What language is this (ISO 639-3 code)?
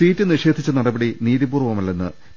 mal